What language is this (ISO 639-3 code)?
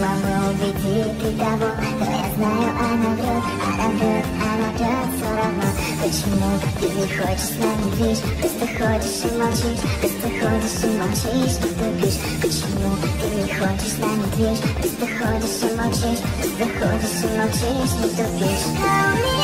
rus